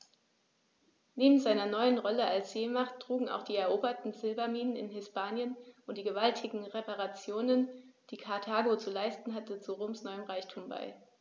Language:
German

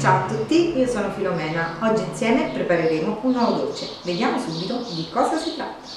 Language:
Italian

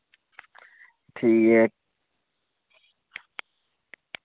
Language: Dogri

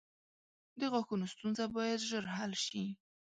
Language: Pashto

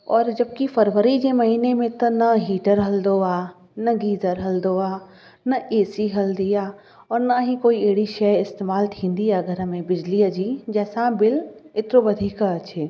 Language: Sindhi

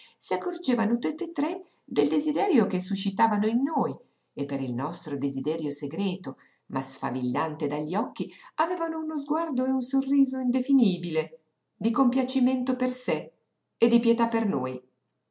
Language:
Italian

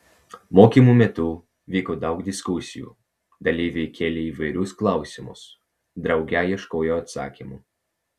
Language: Lithuanian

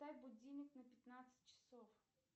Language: Russian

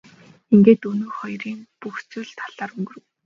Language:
Mongolian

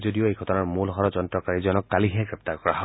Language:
Assamese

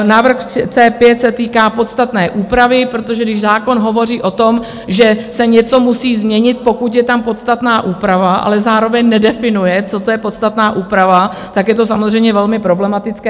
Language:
Czech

